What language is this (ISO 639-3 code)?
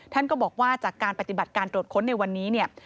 tha